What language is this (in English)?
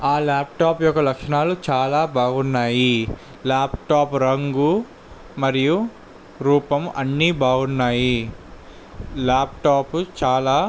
Telugu